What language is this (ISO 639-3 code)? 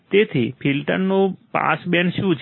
guj